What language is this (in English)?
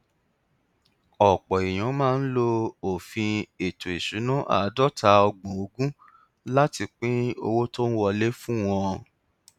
Yoruba